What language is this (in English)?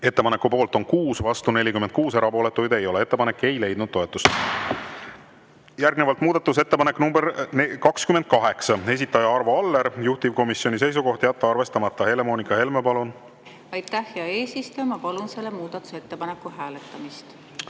Estonian